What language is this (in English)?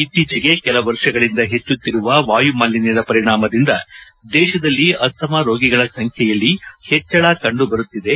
Kannada